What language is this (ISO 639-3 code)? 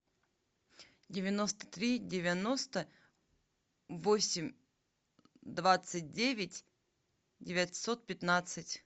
rus